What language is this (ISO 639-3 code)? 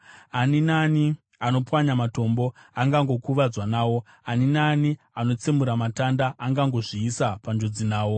sna